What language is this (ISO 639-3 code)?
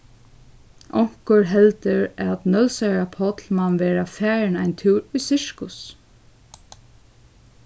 fao